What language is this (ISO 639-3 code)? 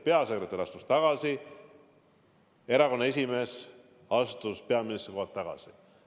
est